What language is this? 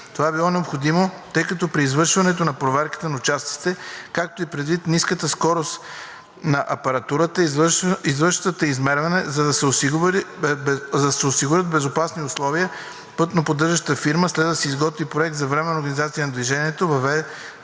Bulgarian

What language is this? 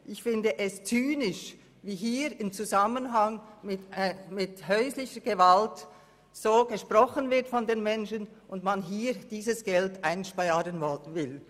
Swiss German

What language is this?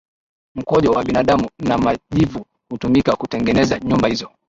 Swahili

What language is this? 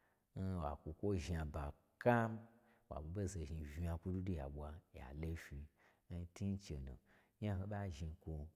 Gbagyi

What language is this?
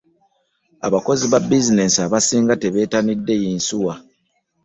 Ganda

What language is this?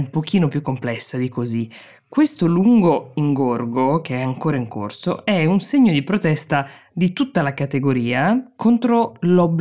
Italian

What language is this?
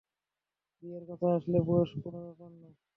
Bangla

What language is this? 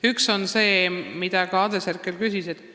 Estonian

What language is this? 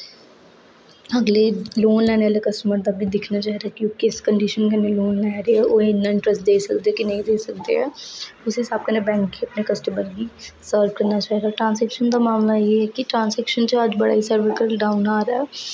Dogri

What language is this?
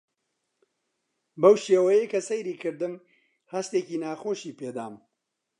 Central Kurdish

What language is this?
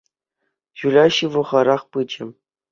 Chuvash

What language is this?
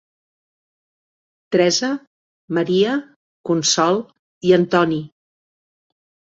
Catalan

